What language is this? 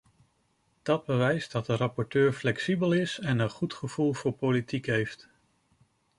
Dutch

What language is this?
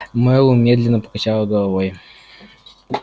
Russian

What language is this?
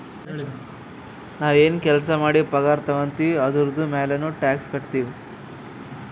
Kannada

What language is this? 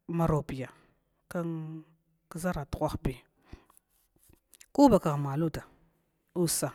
Glavda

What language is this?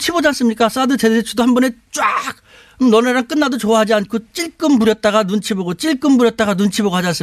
Korean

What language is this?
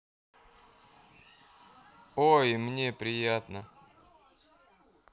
Russian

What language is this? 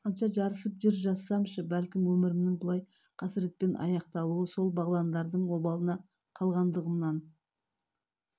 Kazakh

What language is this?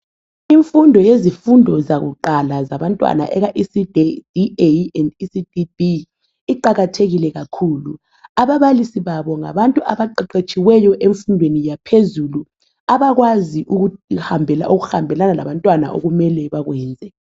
North Ndebele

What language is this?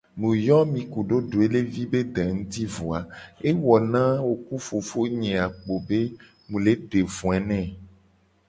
Gen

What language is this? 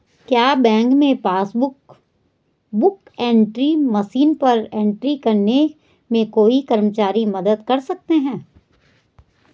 Hindi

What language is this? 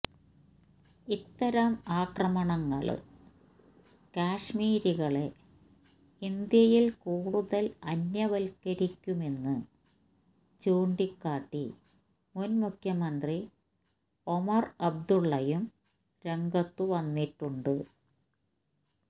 Malayalam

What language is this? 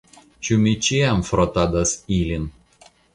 Esperanto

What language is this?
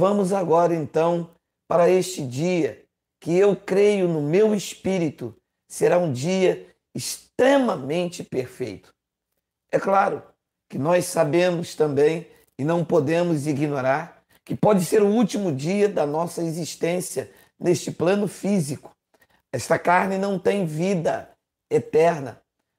Portuguese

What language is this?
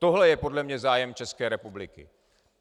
Czech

